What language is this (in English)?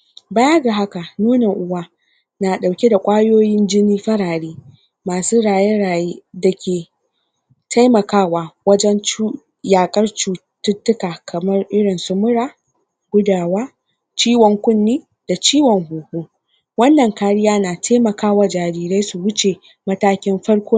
Hausa